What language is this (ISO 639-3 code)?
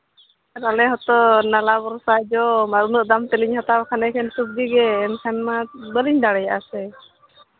sat